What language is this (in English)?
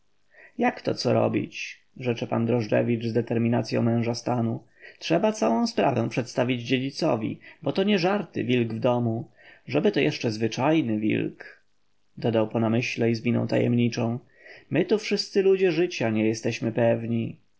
Polish